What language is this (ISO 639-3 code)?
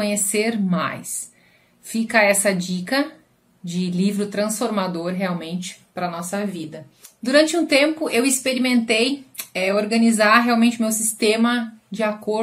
por